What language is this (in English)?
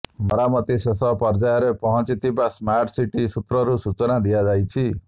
Odia